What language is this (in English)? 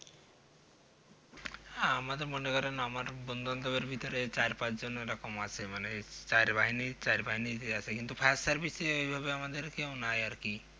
Bangla